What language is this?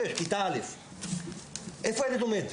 Hebrew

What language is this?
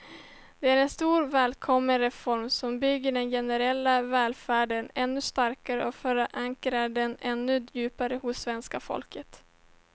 Swedish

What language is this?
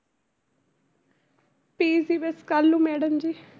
Punjabi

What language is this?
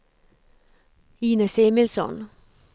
Swedish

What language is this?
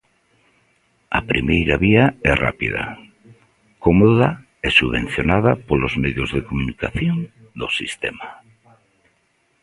Galician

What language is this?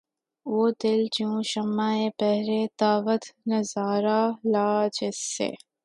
Urdu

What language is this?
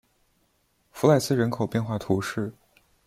Chinese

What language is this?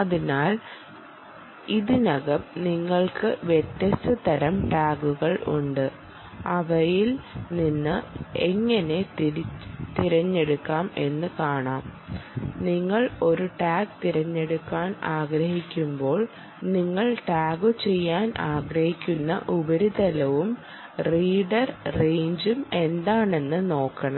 Malayalam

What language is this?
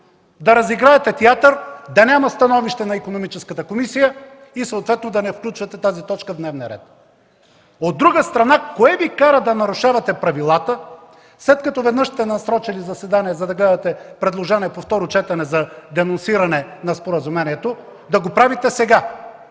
Bulgarian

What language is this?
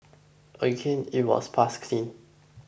English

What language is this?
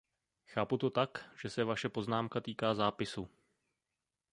Czech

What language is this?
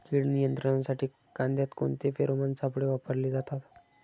Marathi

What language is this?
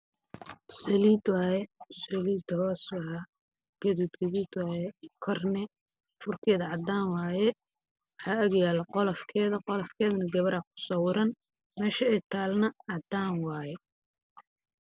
Somali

